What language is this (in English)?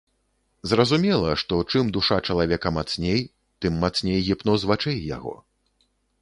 Belarusian